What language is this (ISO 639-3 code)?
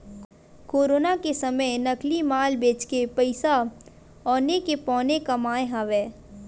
hne